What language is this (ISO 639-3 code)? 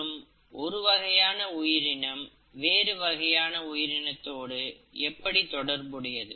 tam